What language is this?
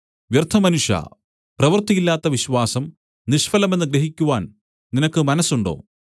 Malayalam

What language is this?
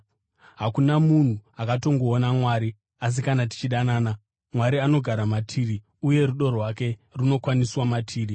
Shona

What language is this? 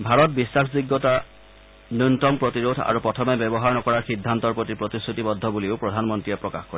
Assamese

